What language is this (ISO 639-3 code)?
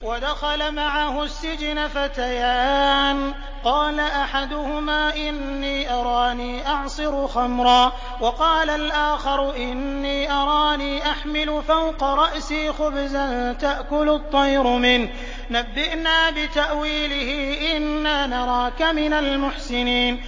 ara